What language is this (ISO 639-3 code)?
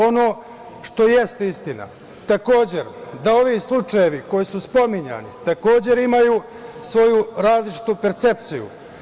srp